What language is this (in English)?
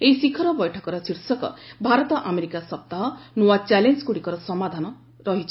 Odia